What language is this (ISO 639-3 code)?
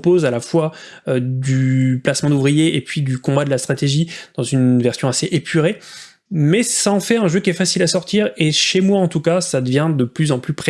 fra